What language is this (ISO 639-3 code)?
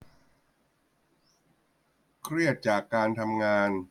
tha